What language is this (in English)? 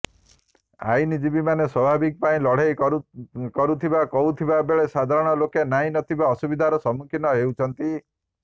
Odia